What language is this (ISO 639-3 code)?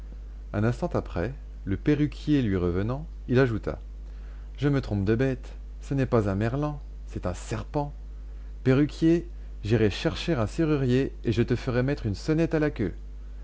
fra